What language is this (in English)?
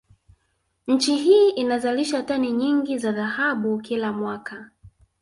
Swahili